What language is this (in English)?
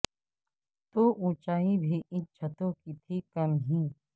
Urdu